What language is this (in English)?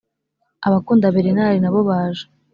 Kinyarwanda